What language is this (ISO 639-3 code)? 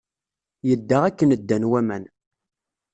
kab